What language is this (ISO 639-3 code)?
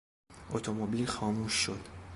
fas